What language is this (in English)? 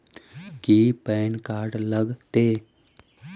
Magahi